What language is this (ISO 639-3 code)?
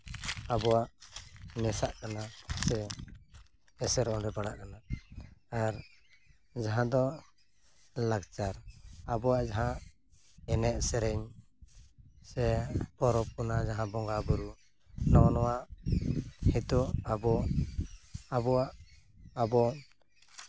sat